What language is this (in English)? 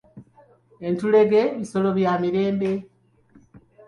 Ganda